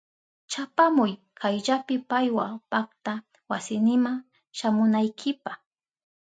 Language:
Southern Pastaza Quechua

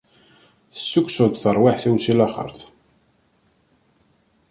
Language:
Kabyle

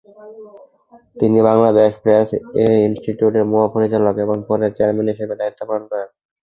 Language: Bangla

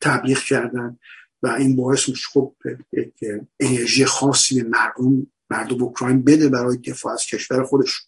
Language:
Persian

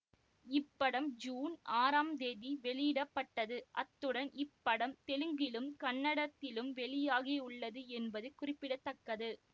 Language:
Tamil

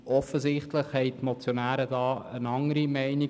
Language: Swiss German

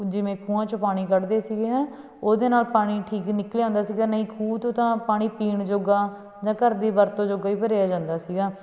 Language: Punjabi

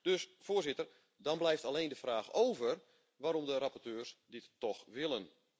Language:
Dutch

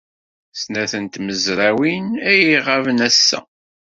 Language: Kabyle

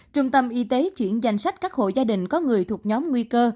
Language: Vietnamese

